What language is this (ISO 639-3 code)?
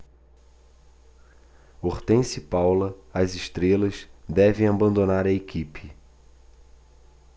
por